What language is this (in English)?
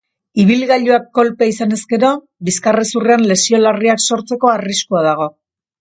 Basque